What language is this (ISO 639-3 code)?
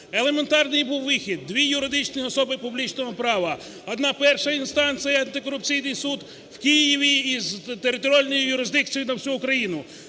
ukr